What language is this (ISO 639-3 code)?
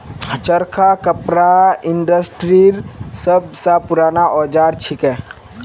mag